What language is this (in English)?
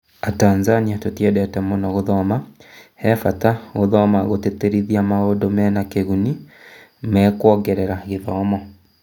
Kikuyu